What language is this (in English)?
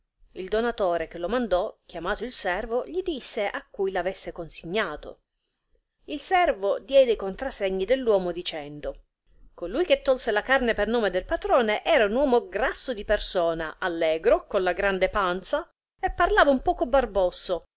Italian